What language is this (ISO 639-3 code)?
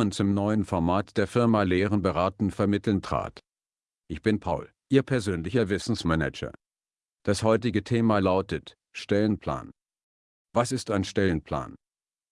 deu